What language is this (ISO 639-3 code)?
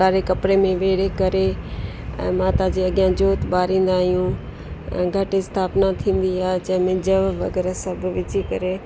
snd